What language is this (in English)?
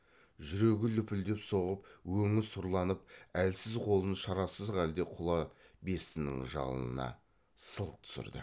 Kazakh